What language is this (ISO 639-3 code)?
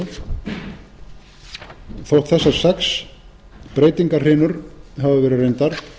isl